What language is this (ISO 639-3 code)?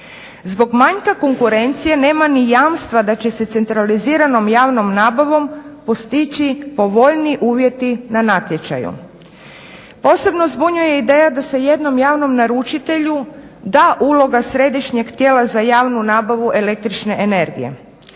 hrv